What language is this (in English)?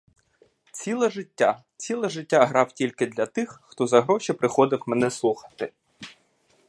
Ukrainian